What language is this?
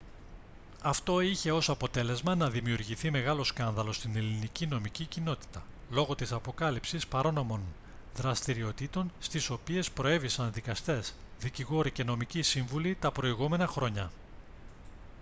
Greek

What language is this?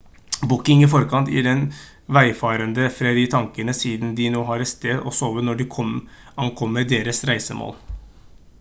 Norwegian Bokmål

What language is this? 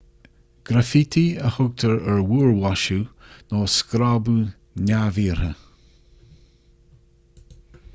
Irish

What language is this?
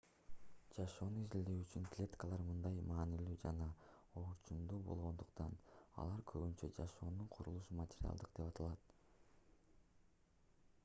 Kyrgyz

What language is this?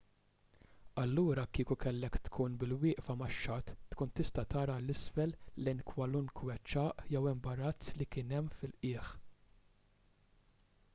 Maltese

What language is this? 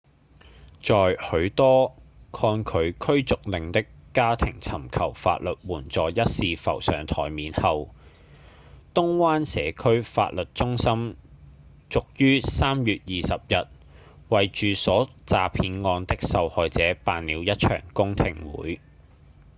Cantonese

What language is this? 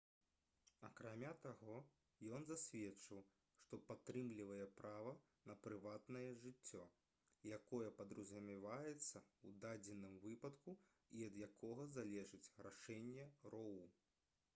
Belarusian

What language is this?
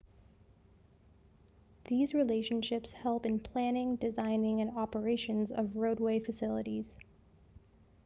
English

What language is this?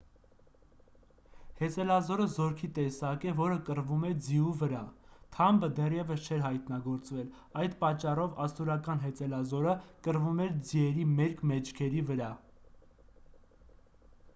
Armenian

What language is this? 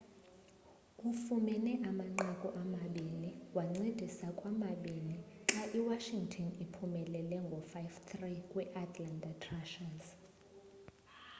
Xhosa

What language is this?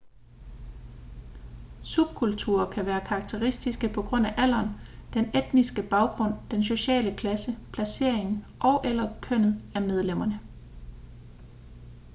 Danish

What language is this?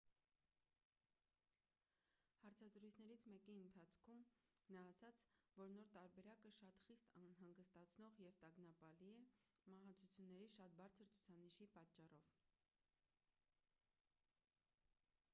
Armenian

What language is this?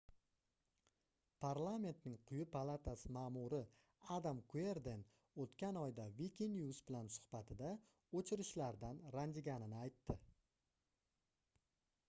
Uzbek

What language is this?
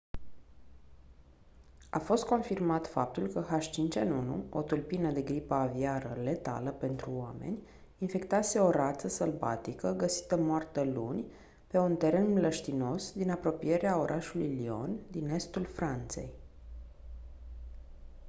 Romanian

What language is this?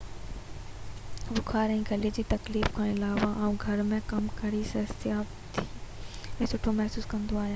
Sindhi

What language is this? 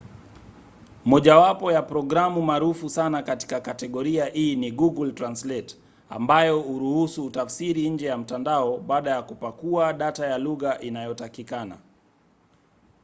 Swahili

